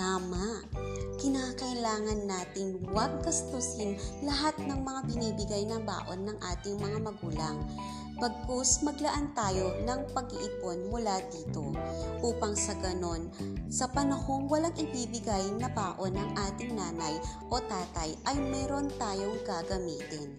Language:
Filipino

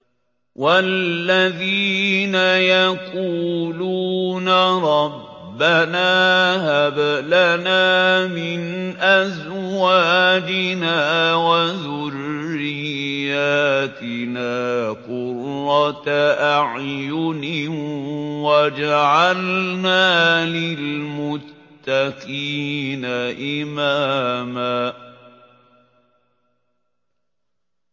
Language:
Arabic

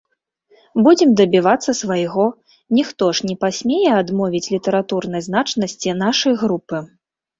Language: Belarusian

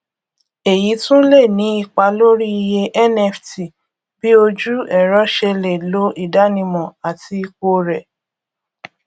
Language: Yoruba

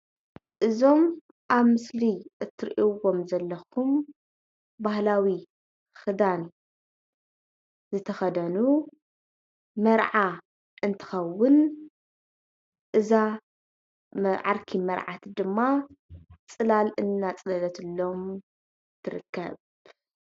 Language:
Tigrinya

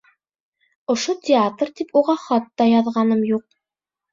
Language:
Bashkir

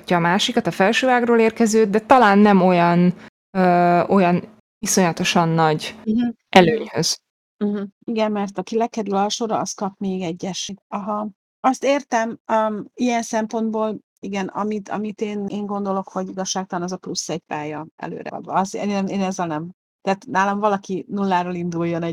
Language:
Hungarian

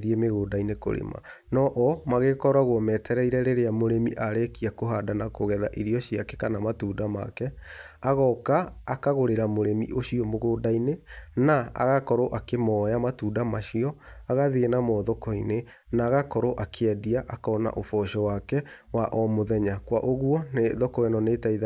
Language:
Kikuyu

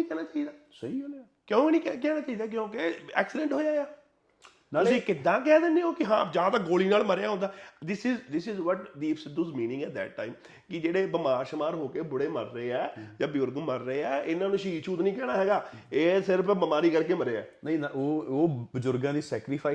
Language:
Punjabi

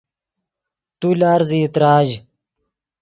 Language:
Yidgha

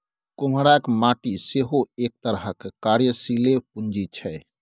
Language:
Maithili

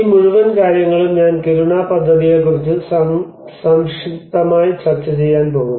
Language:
Malayalam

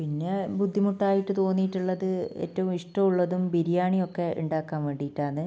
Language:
Malayalam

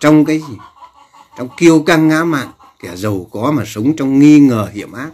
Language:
Vietnamese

